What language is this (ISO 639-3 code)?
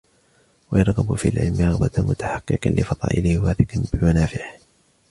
ara